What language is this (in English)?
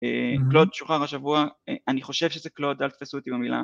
Hebrew